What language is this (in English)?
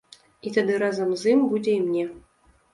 Belarusian